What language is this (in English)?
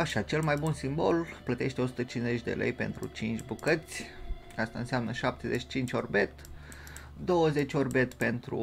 Romanian